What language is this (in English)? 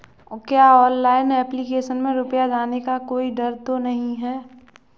Hindi